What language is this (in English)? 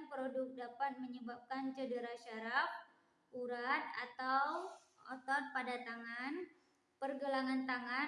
Indonesian